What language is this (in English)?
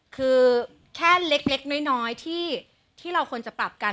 Thai